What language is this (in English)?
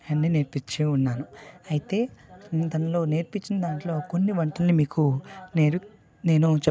Telugu